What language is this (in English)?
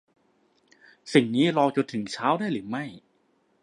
Thai